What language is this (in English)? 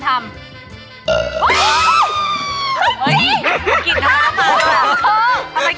Thai